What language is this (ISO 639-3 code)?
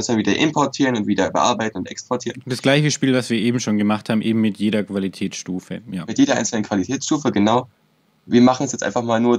deu